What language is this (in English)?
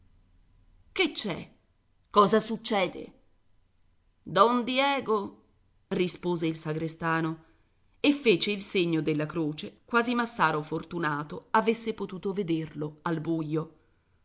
Italian